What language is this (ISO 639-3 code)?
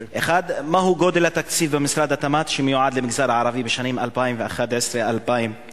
heb